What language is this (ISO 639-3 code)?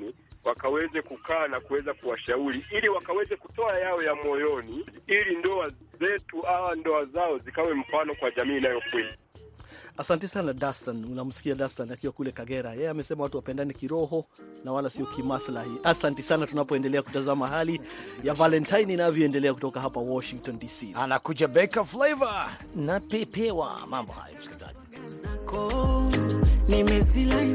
swa